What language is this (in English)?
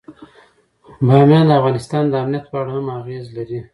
Pashto